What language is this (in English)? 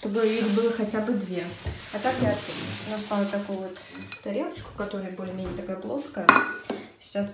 Russian